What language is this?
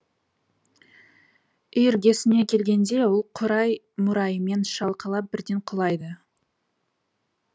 Kazakh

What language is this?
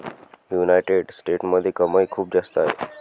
Marathi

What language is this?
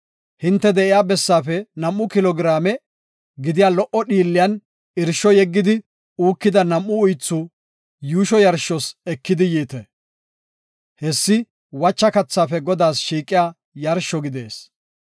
Gofa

